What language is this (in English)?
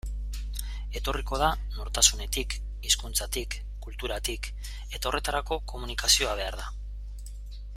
Basque